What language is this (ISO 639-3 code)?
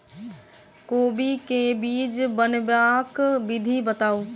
mai